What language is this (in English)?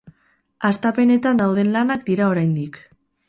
Basque